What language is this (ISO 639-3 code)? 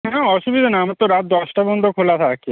ben